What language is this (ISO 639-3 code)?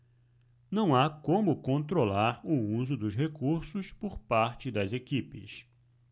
por